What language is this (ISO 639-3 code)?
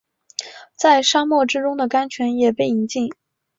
zho